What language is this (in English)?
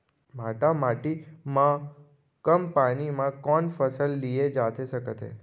Chhattisgarhi